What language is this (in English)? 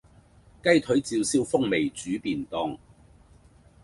Cantonese